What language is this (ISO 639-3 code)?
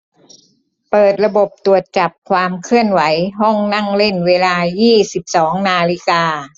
tha